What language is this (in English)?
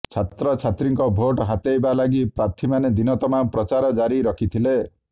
Odia